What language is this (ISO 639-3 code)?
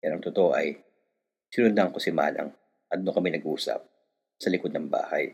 fil